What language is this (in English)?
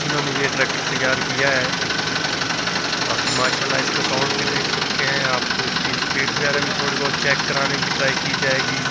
Hindi